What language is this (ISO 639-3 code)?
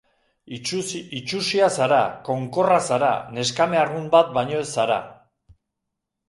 eus